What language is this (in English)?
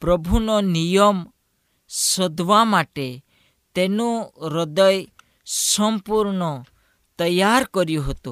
Hindi